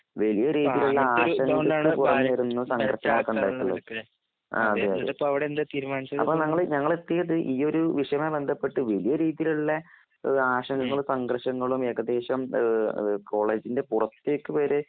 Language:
Malayalam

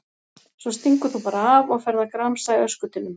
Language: Icelandic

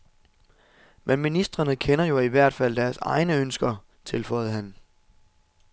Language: Danish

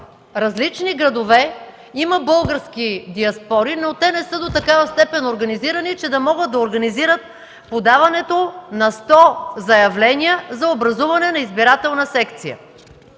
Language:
Bulgarian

